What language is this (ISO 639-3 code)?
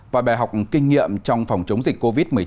vie